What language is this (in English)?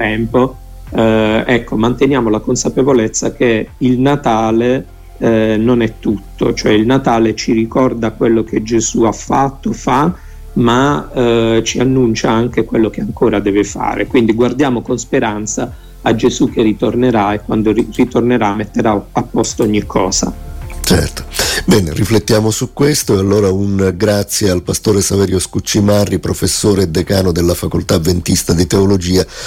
Italian